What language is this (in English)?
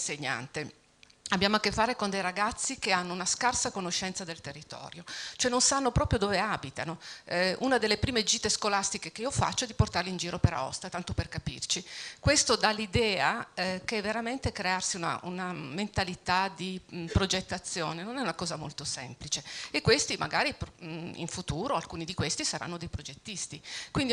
Italian